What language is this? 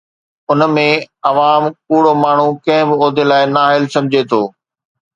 Sindhi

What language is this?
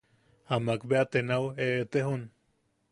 Yaqui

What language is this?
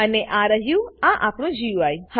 Gujarati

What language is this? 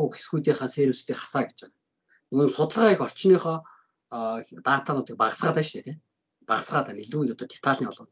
Turkish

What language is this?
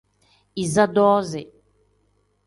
Tem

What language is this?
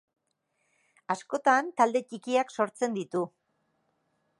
Basque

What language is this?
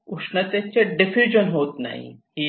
Marathi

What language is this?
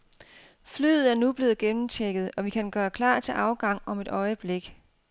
Danish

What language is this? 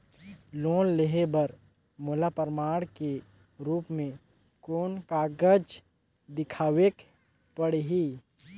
Chhattisgarhi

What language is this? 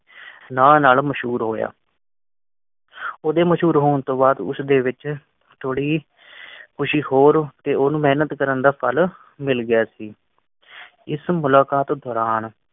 Punjabi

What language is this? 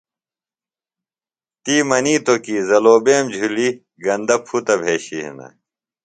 Phalura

